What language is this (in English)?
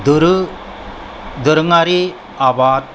Bodo